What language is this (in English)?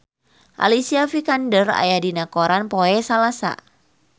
Sundanese